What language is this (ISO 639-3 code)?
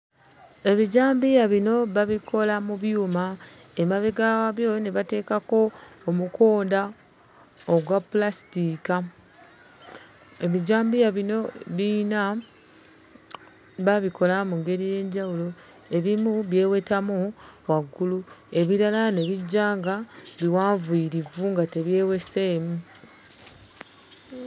lug